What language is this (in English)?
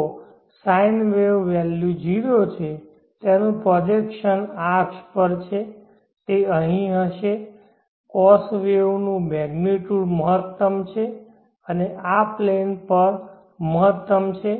Gujarati